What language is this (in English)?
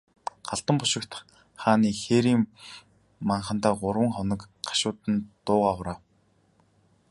Mongolian